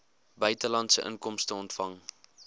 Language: Afrikaans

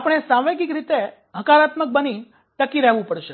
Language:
Gujarati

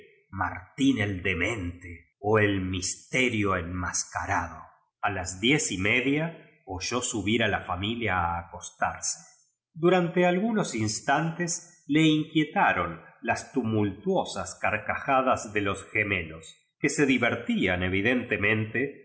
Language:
Spanish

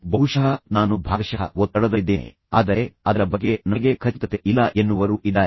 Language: Kannada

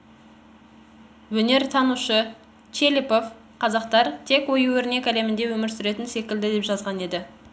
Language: Kazakh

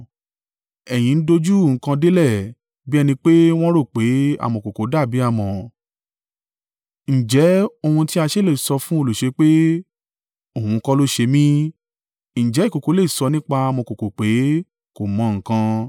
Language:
Yoruba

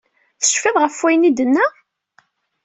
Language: Kabyle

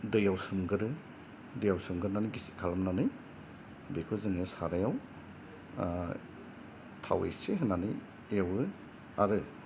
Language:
Bodo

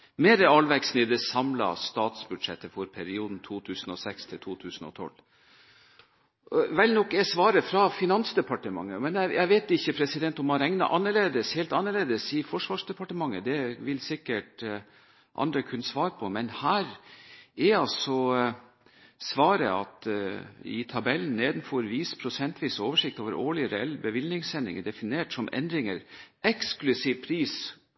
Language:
Norwegian Bokmål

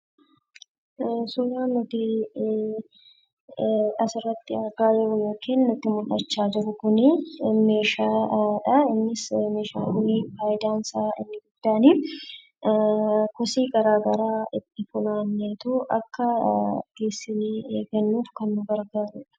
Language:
Oromo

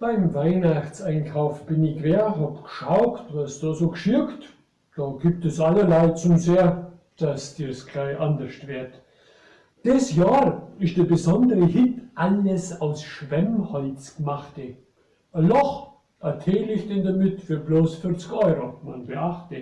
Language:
German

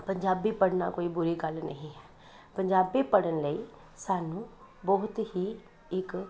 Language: Punjabi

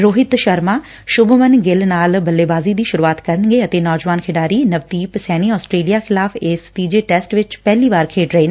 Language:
Punjabi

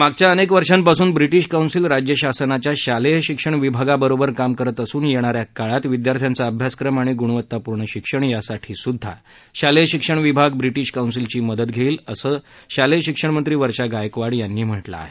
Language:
Marathi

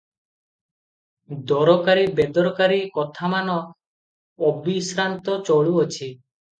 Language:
Odia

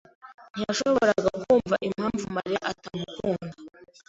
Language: Kinyarwanda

